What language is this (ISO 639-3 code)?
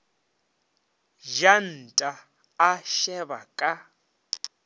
nso